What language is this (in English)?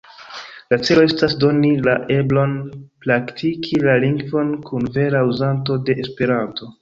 Esperanto